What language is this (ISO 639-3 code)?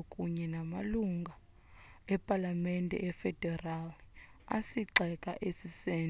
xho